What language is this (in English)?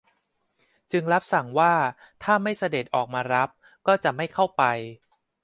Thai